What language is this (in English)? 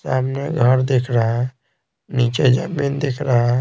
Hindi